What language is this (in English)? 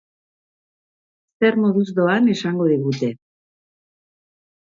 Basque